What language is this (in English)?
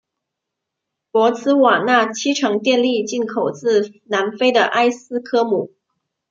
Chinese